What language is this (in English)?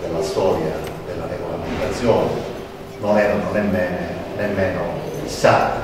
Italian